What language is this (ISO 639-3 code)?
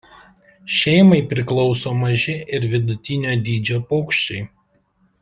lit